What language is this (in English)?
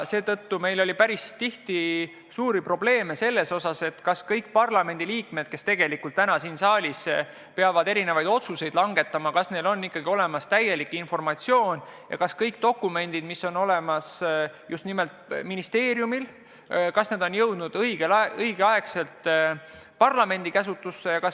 Estonian